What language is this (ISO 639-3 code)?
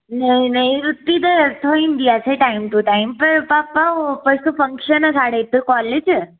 doi